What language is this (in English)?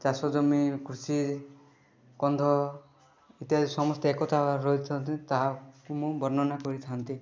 Odia